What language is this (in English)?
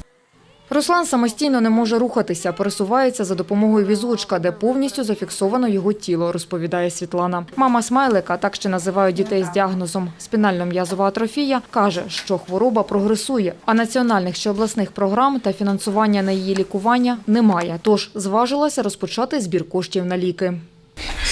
Ukrainian